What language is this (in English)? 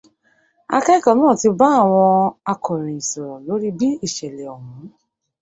Yoruba